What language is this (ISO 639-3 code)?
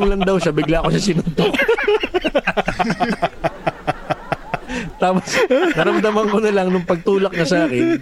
fil